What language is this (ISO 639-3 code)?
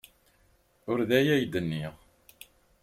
kab